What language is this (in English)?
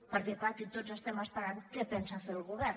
Catalan